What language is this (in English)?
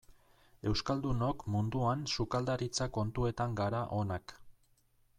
Basque